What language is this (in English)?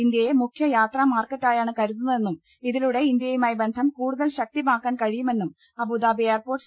Malayalam